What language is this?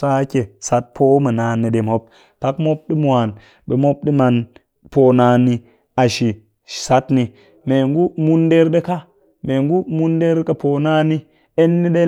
Cakfem-Mushere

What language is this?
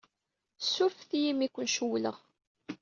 Kabyle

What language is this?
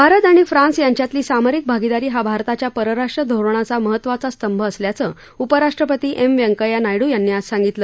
Marathi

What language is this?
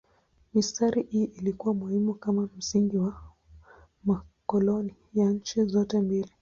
Swahili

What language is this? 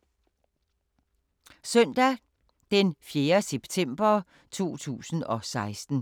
Danish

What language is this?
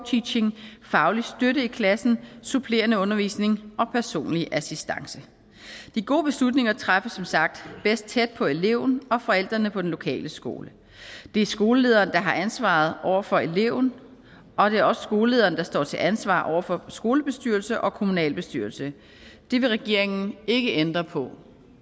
Danish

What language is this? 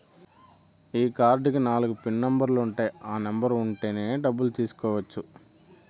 Telugu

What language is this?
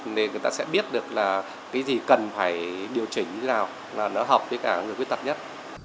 Vietnamese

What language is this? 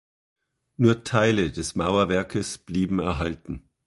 German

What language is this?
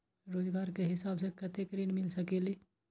Magahi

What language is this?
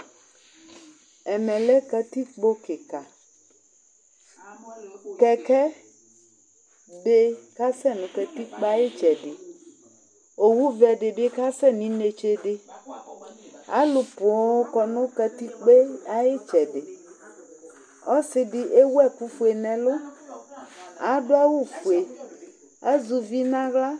Ikposo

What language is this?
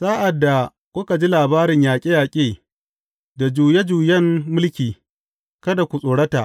Hausa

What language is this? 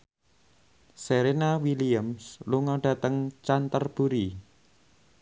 Javanese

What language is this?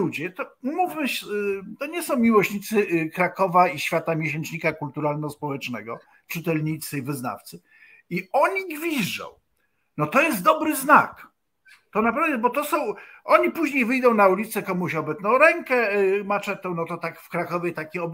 Polish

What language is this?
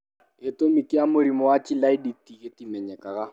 Kikuyu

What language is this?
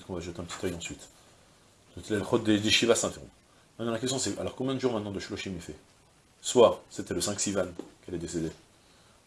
French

